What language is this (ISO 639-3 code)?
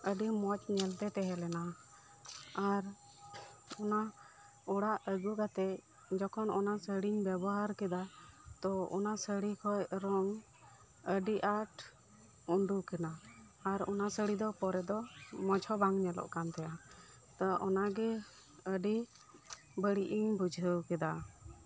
sat